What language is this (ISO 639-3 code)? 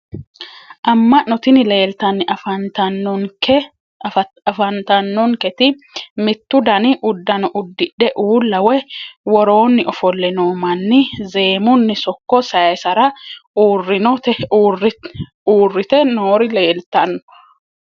sid